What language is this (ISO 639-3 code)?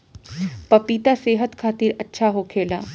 bho